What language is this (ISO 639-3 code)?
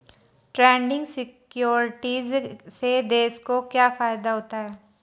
hin